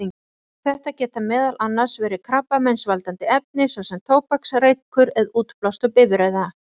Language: Icelandic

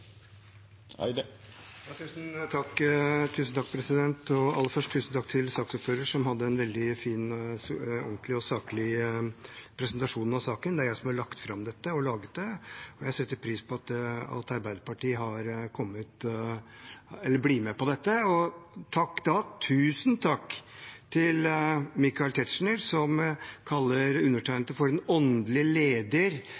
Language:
Norwegian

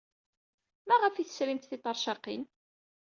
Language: Kabyle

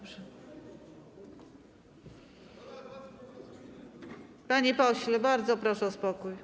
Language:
Polish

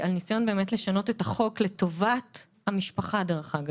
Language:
Hebrew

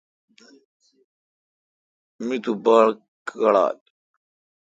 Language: Kalkoti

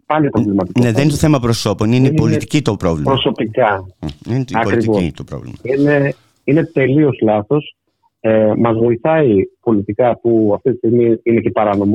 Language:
Greek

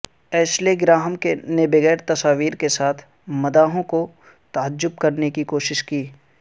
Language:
Urdu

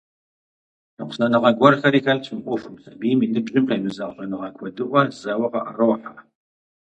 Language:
Kabardian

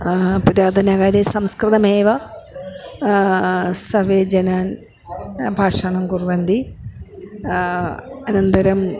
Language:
Sanskrit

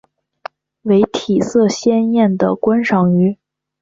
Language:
Chinese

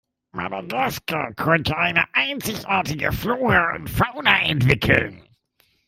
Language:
German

